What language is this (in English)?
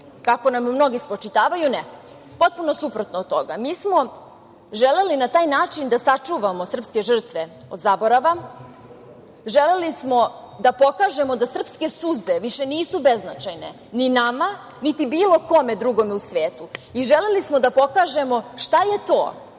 Serbian